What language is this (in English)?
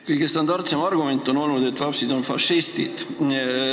Estonian